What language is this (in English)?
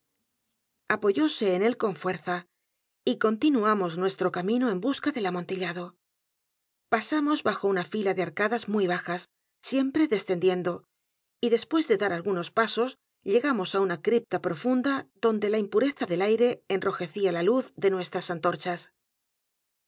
Spanish